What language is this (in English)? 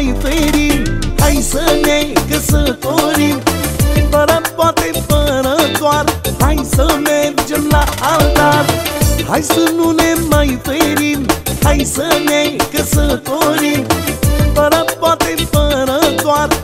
Romanian